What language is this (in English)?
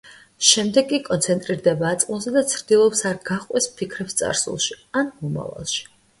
Georgian